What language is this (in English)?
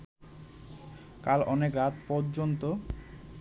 Bangla